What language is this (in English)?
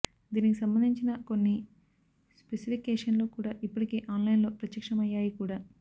Telugu